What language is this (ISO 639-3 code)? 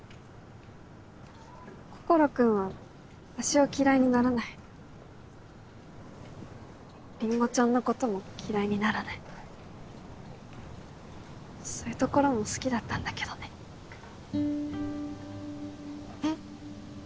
jpn